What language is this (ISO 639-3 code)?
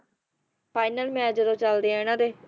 pan